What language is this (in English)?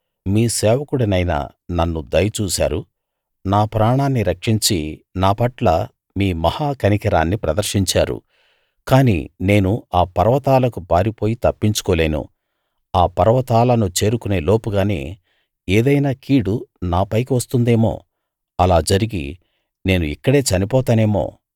Telugu